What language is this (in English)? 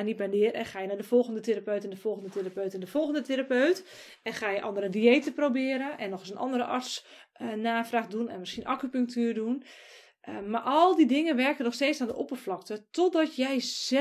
Dutch